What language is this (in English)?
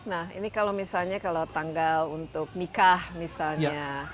Indonesian